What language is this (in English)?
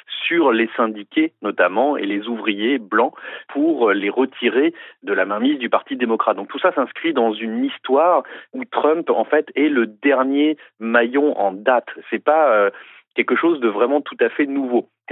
French